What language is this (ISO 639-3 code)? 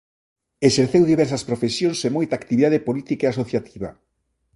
glg